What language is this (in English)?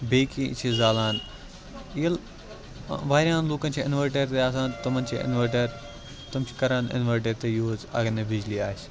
Kashmiri